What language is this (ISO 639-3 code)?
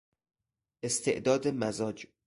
fas